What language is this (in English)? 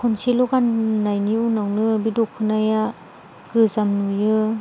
Bodo